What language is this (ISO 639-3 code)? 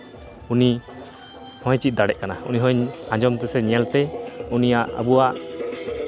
sat